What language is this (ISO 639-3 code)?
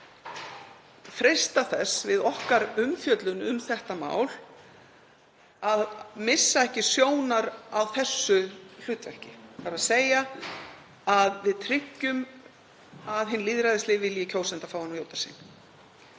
isl